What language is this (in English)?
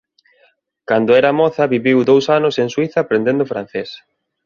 Galician